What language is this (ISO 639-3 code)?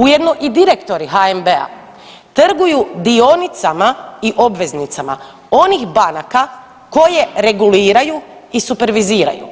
hrv